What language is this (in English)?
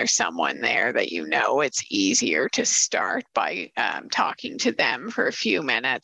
English